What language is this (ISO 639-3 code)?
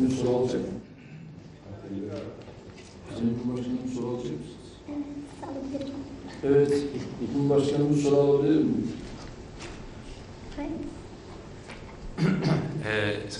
tur